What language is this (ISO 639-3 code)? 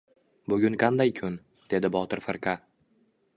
uzb